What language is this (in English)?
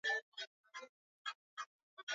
Swahili